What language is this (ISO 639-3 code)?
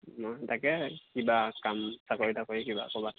asm